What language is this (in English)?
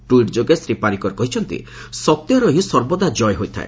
Odia